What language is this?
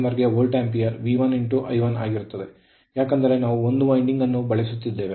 Kannada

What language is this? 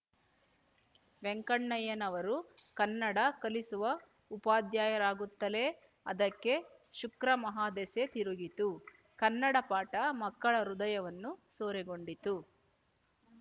Kannada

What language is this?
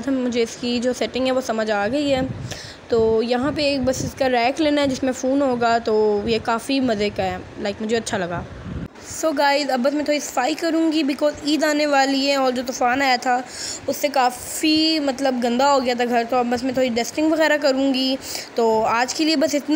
Hindi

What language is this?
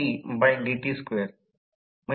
Marathi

